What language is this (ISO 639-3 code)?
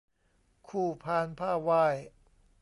tha